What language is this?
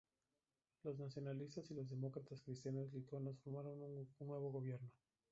Spanish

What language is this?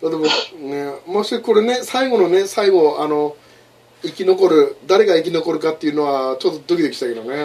Japanese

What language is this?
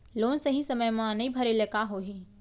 Chhattisgarhi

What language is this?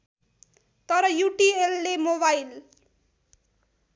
Nepali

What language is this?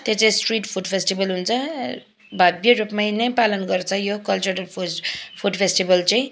Nepali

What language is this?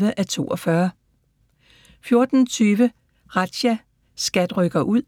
Danish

